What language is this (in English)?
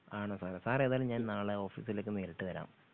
Malayalam